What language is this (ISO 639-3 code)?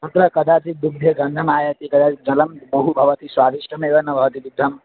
san